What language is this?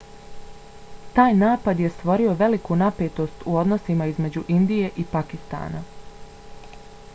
Bosnian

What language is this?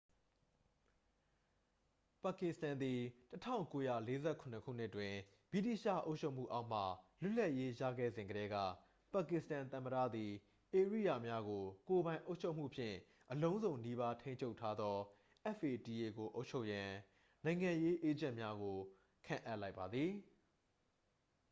Burmese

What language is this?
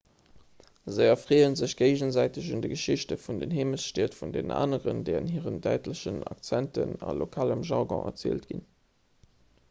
Luxembourgish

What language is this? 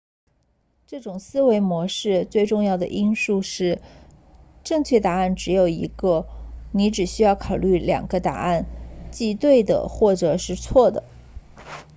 Chinese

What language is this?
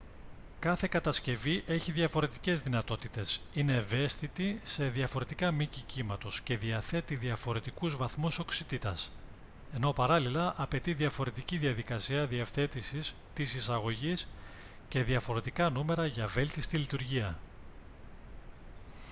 Greek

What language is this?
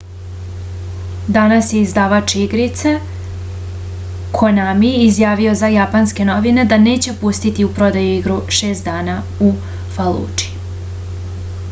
Serbian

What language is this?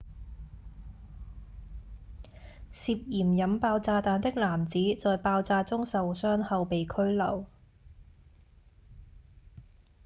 Cantonese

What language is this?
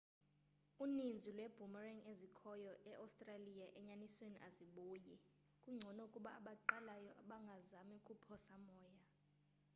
Xhosa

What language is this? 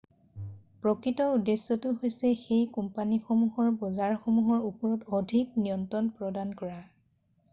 Assamese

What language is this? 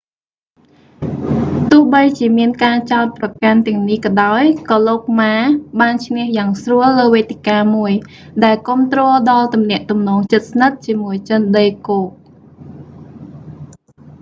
Khmer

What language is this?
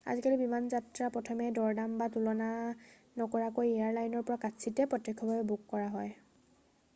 Assamese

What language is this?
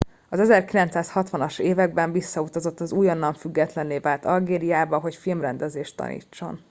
Hungarian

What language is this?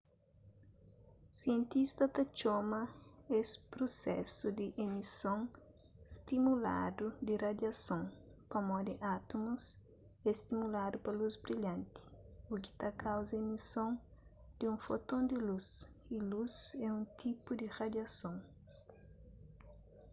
Kabuverdianu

